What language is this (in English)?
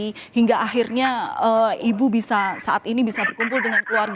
Indonesian